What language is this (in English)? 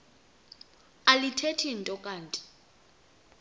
Xhosa